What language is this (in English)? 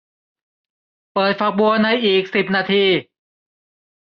Thai